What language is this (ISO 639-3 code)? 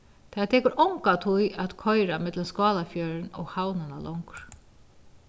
fao